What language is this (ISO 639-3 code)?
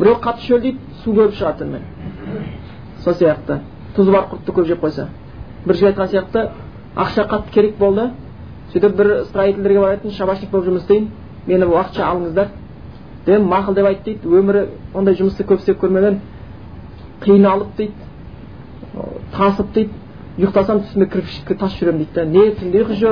bul